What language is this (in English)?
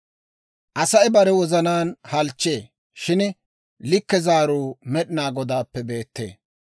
Dawro